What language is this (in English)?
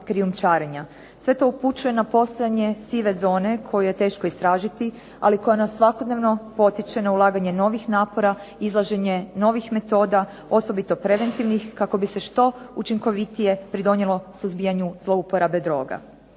Croatian